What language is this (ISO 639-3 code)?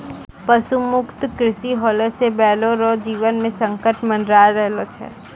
mai